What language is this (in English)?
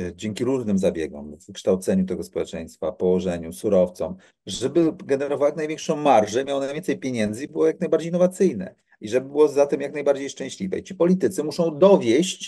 Polish